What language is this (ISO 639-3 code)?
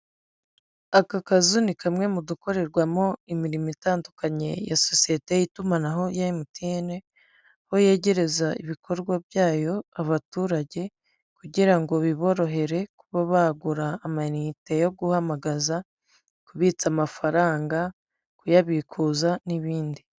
kin